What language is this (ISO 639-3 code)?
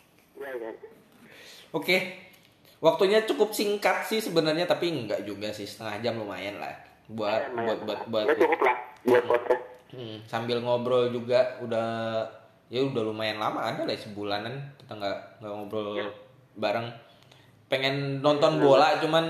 ind